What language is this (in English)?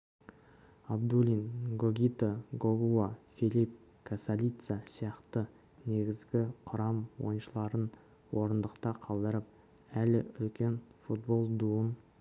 Kazakh